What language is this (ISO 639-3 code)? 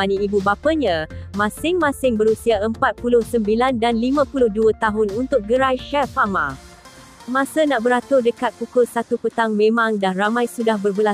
msa